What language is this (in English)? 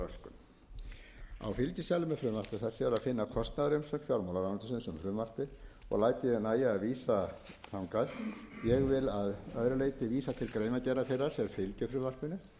Icelandic